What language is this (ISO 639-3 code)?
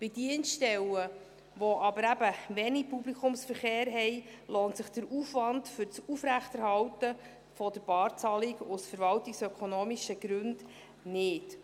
gsw